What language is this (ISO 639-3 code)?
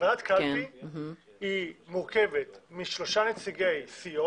heb